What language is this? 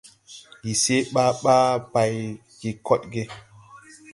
Tupuri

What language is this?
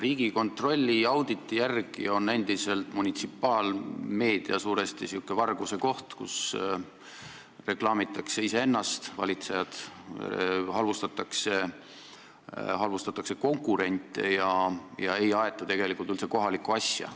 Estonian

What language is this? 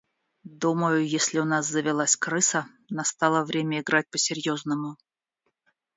Russian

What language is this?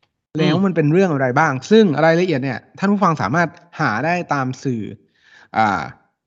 Thai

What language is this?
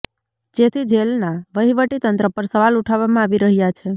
Gujarati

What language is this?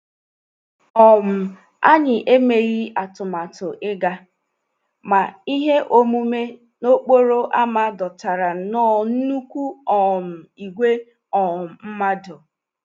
Igbo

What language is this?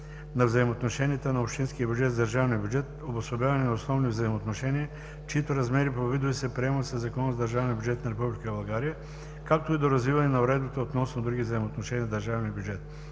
Bulgarian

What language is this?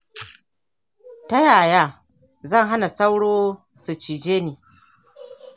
Hausa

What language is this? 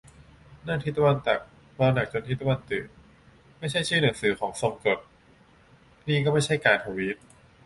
Thai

